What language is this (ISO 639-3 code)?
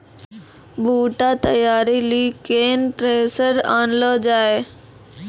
mai